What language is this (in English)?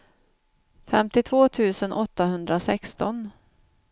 Swedish